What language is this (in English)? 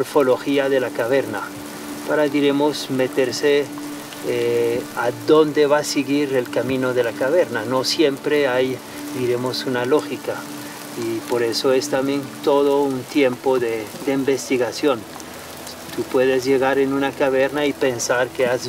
Spanish